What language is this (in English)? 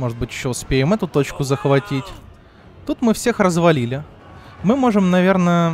Russian